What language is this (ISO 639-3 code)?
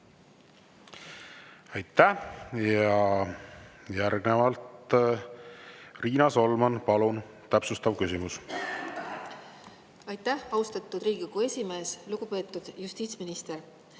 est